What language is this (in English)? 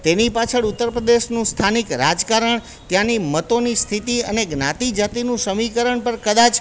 Gujarati